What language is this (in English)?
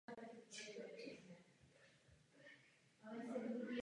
Czech